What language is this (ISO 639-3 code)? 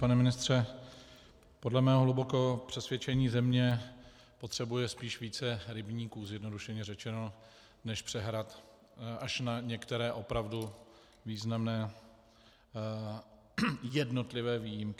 ces